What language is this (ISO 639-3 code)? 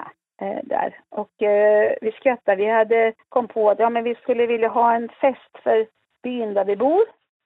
swe